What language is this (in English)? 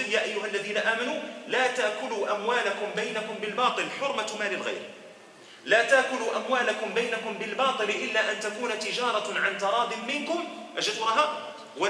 Arabic